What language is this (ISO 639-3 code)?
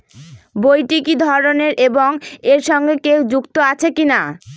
ben